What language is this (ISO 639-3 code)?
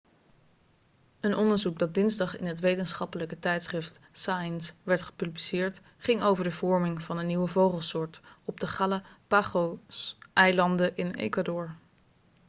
nld